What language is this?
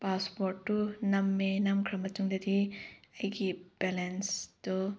Manipuri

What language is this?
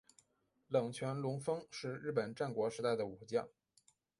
Chinese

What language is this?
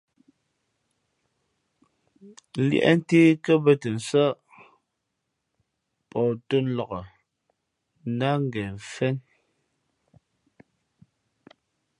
Fe'fe'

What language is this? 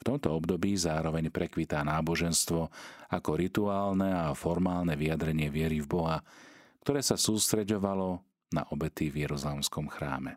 Slovak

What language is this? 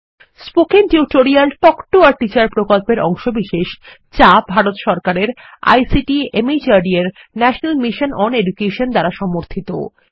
Bangla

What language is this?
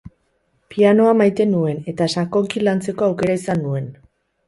Basque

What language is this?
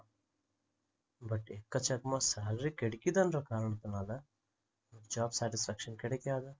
Tamil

